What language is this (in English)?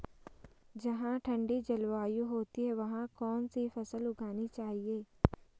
Hindi